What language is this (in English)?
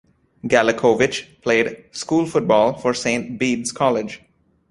English